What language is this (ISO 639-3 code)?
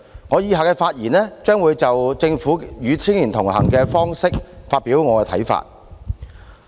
yue